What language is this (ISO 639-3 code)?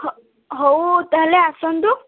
ori